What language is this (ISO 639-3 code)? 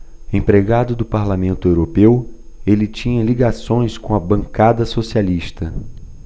por